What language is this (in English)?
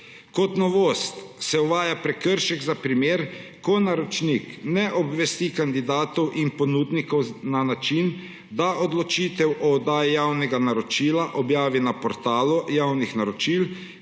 Slovenian